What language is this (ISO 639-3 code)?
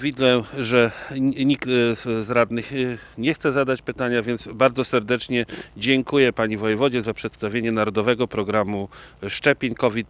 pol